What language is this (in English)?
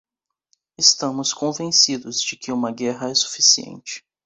Portuguese